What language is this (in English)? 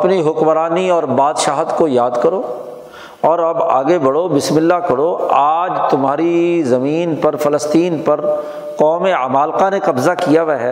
Urdu